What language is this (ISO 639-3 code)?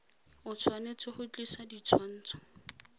tsn